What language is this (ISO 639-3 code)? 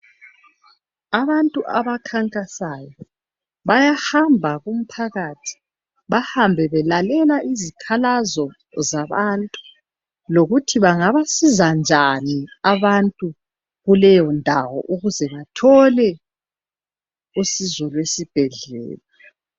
nde